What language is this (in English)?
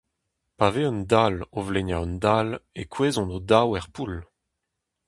Breton